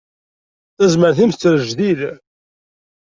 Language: Kabyle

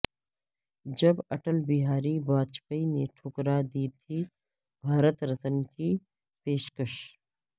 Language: Urdu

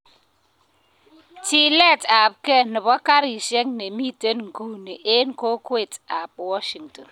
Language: Kalenjin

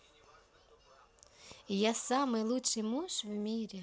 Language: Russian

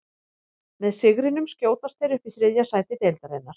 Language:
Icelandic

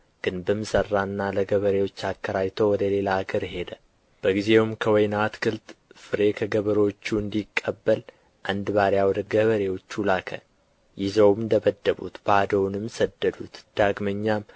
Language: Amharic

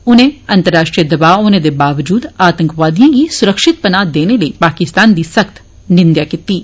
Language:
Dogri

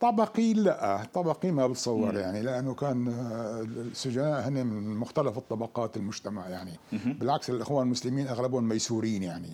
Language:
Arabic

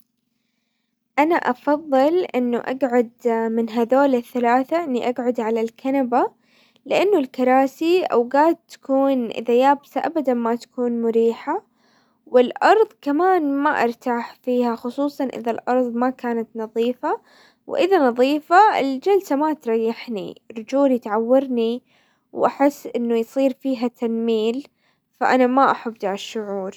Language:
Hijazi Arabic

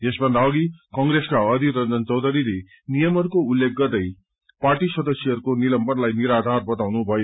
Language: Nepali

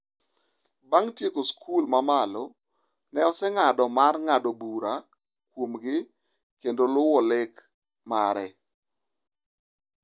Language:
Luo (Kenya and Tanzania)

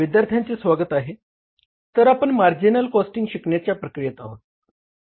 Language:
Marathi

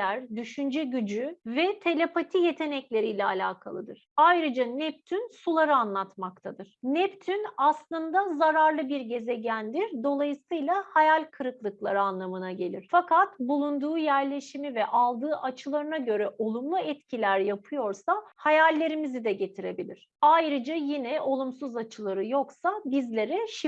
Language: Turkish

